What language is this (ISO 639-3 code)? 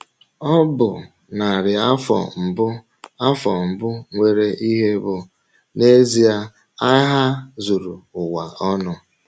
ibo